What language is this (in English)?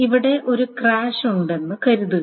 Malayalam